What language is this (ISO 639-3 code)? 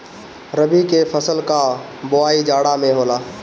bho